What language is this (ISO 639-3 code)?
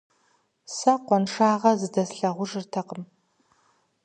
kbd